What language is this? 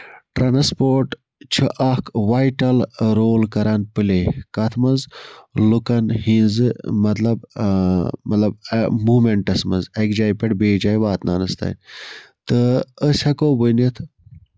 Kashmiri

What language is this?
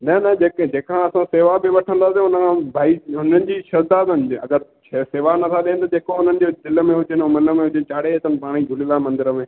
Sindhi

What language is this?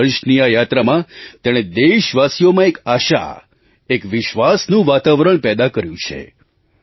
Gujarati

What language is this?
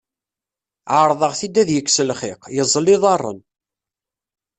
Kabyle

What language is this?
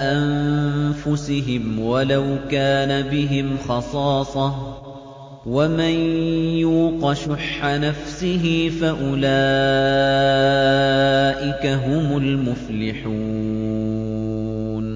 Arabic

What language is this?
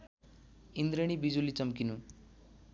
Nepali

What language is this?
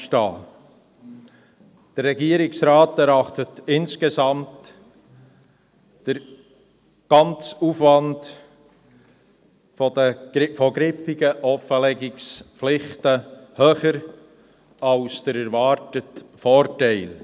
Swiss German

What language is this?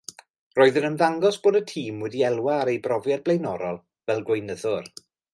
Welsh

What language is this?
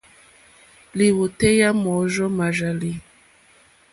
Mokpwe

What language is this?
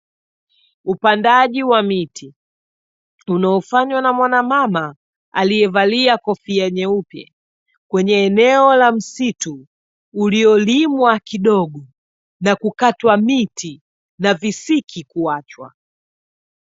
Swahili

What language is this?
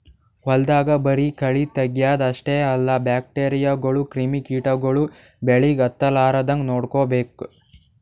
Kannada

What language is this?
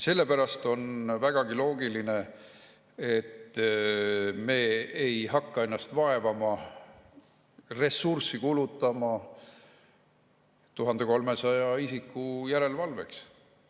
Estonian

